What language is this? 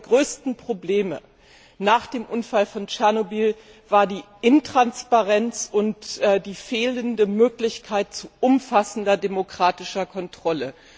German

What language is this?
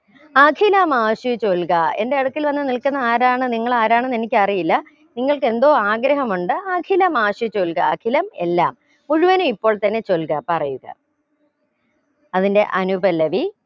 Malayalam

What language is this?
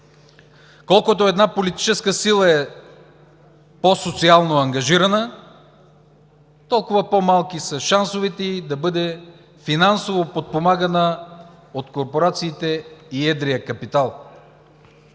Bulgarian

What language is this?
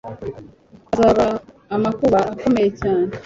Kinyarwanda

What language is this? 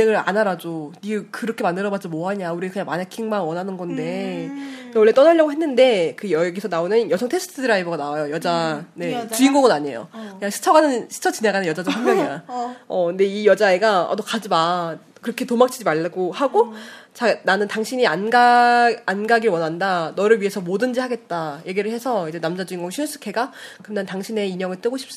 Korean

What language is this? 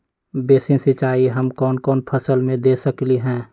Magahi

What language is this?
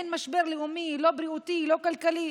Hebrew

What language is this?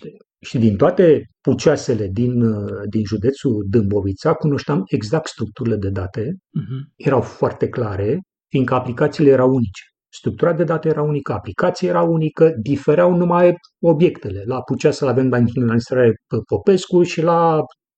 Romanian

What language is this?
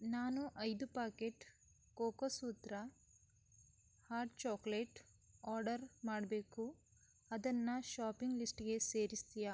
Kannada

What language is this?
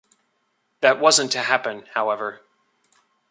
English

